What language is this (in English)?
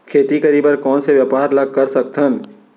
Chhattisgarhi